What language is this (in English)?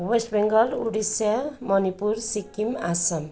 Nepali